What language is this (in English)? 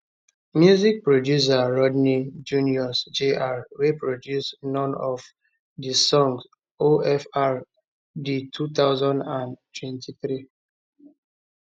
Nigerian Pidgin